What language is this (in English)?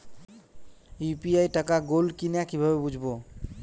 Bangla